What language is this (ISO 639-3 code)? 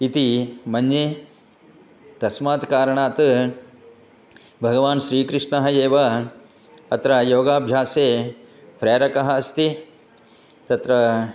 san